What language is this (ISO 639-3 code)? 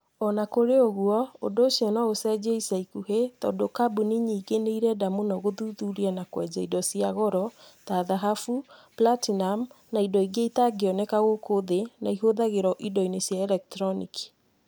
kik